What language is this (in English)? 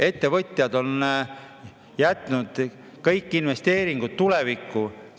Estonian